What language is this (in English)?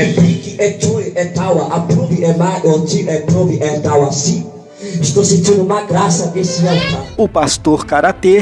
Portuguese